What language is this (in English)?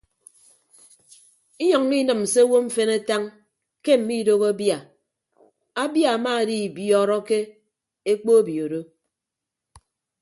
Ibibio